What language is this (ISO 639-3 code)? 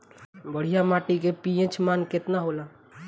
bho